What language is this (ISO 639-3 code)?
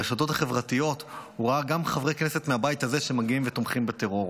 heb